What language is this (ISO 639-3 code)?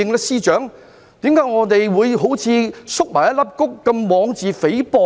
yue